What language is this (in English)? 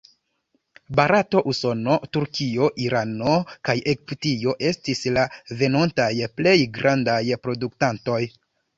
Esperanto